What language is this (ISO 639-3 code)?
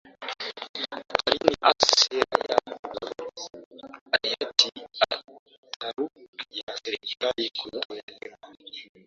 swa